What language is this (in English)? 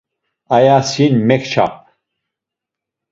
Laz